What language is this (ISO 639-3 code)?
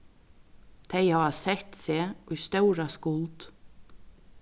fao